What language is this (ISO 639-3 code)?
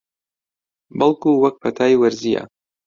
ckb